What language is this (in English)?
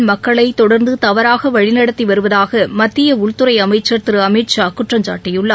Tamil